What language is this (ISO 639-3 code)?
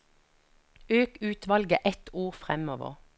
nor